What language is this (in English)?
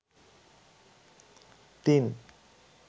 Bangla